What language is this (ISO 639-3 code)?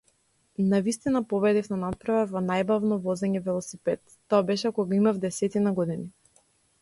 mkd